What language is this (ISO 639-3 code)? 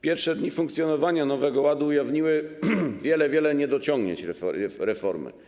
pol